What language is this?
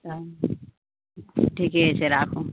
Maithili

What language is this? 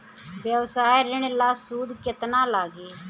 Bhojpuri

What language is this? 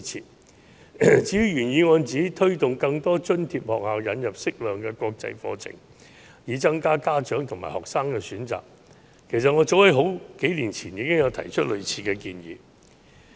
Cantonese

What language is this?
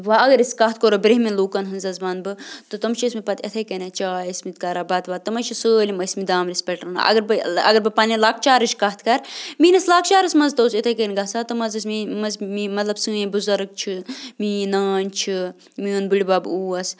Kashmiri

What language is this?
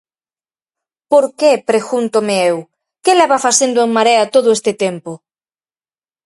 Galician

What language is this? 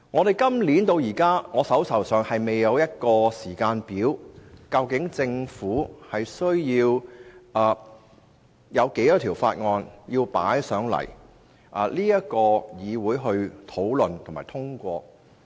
Cantonese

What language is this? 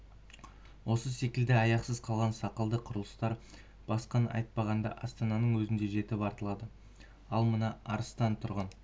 Kazakh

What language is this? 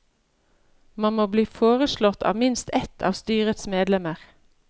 Norwegian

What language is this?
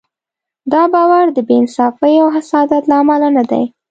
Pashto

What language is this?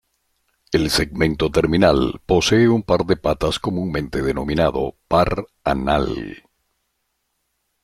Spanish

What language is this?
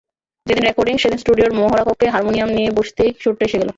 Bangla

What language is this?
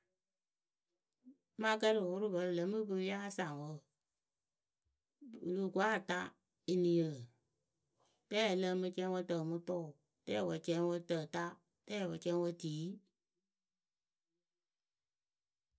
Akebu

